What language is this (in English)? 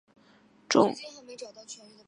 Chinese